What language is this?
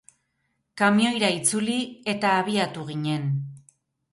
Basque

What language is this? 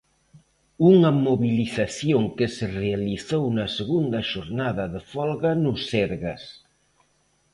Galician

